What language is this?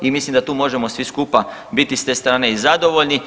Croatian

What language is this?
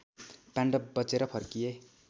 Nepali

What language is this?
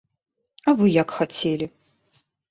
Belarusian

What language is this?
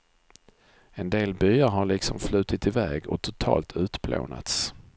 Swedish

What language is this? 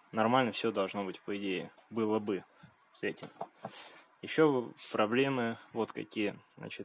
Russian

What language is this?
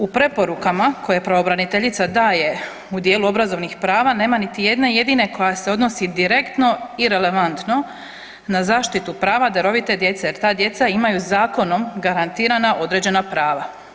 Croatian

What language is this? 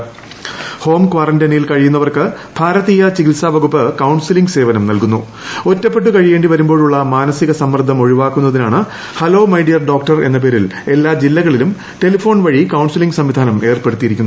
Malayalam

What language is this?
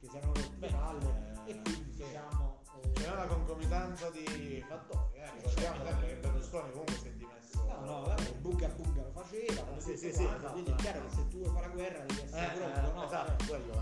Italian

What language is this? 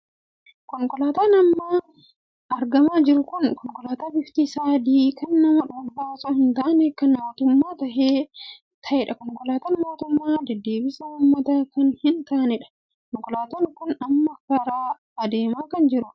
Oromo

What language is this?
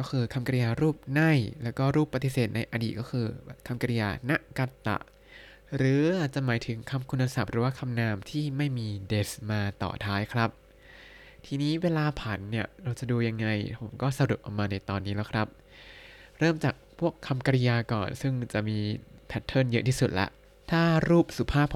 Thai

